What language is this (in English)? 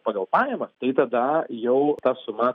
Lithuanian